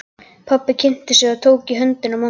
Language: Icelandic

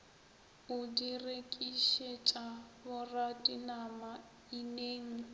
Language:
Northern Sotho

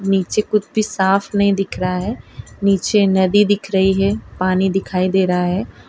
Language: Hindi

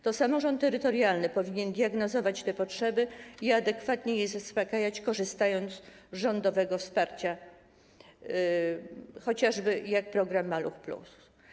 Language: Polish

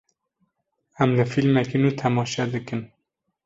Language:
Kurdish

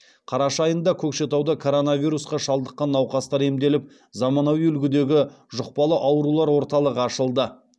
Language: Kazakh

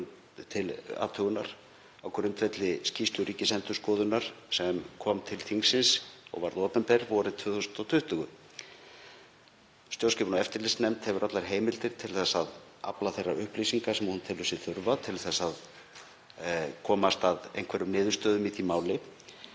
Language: Icelandic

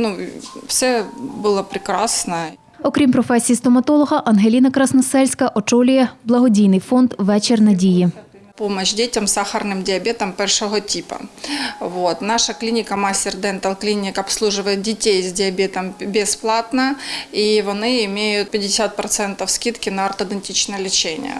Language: Ukrainian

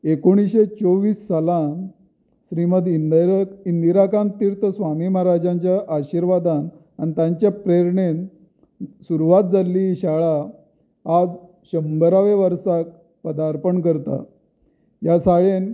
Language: Konkani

